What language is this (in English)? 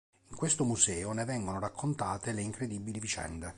Italian